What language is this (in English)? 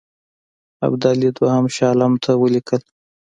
Pashto